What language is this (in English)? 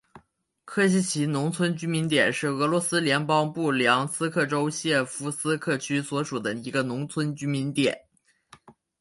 Chinese